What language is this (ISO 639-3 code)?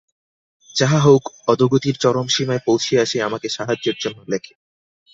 ben